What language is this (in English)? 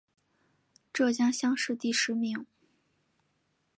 Chinese